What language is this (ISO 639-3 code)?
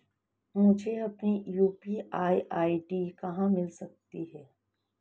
hin